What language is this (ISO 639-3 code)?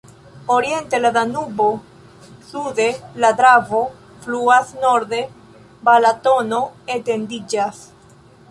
epo